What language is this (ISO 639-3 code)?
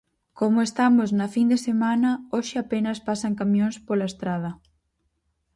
glg